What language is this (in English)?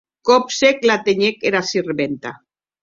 Occitan